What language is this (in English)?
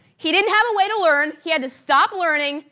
English